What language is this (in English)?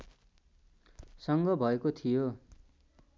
Nepali